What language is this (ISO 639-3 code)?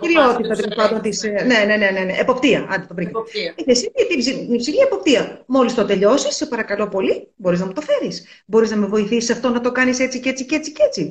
ell